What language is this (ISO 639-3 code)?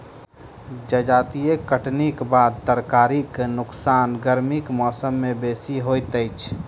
mai